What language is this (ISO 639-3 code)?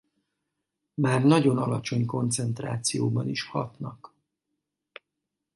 hun